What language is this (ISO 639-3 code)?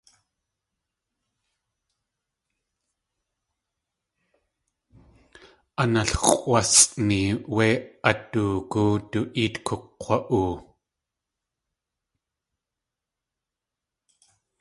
tli